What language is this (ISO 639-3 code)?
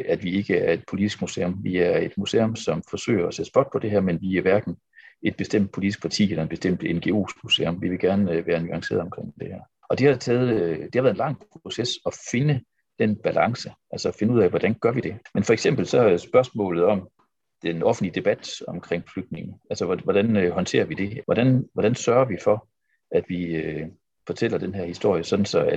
dan